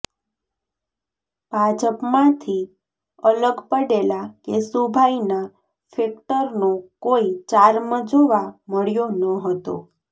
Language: Gujarati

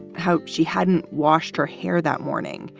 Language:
English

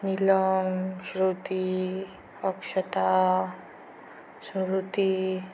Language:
Marathi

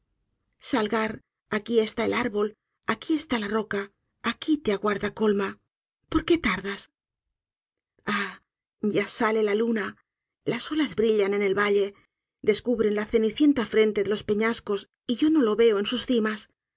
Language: Spanish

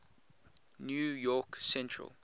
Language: English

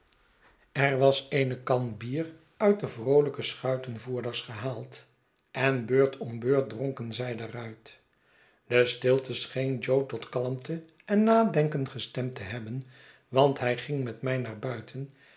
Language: Dutch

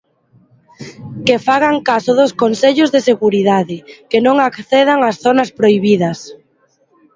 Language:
Galician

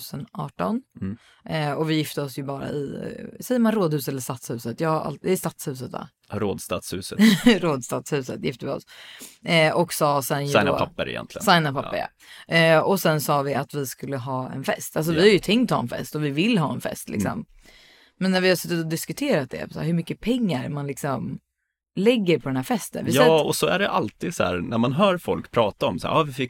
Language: Swedish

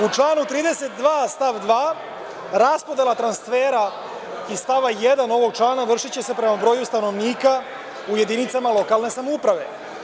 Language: Serbian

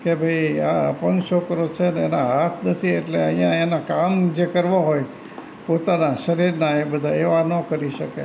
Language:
Gujarati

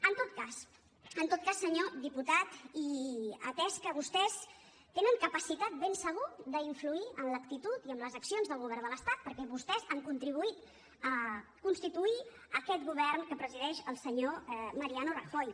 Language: Catalan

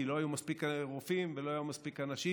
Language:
Hebrew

